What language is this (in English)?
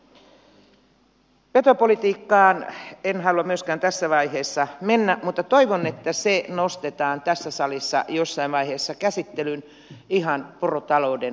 Finnish